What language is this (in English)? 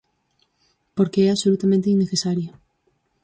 Galician